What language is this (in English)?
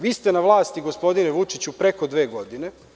Serbian